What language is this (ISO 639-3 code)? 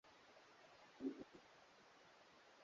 swa